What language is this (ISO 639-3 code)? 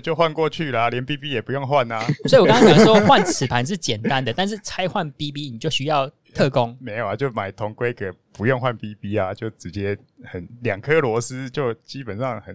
zho